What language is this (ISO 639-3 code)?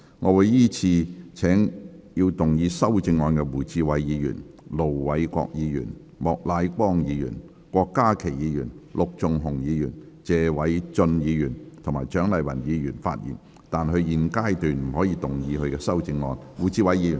yue